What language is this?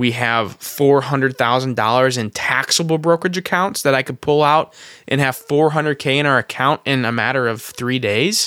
English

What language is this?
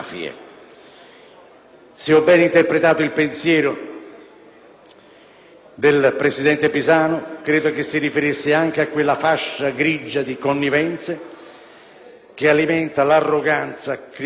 Italian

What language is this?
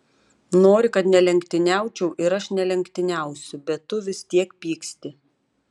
Lithuanian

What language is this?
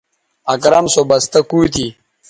Bateri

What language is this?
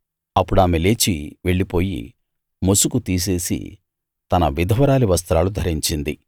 Telugu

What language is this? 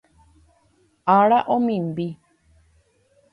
Guarani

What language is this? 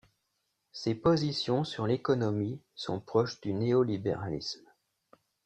French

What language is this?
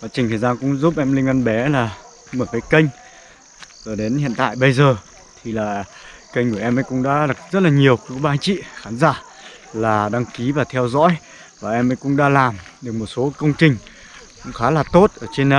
Vietnamese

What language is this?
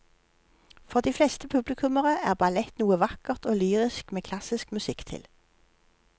Norwegian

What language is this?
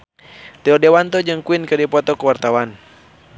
Sundanese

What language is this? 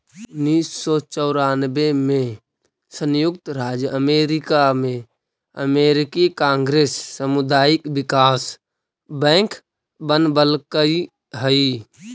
Magahi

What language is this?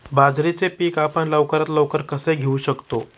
Marathi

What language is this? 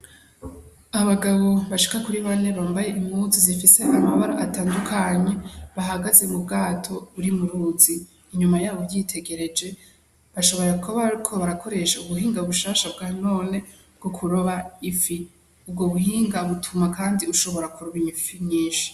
Rundi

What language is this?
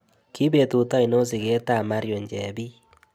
Kalenjin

